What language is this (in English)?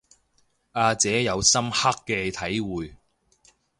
Cantonese